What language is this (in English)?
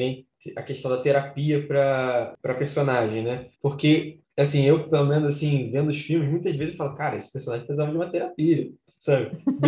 Portuguese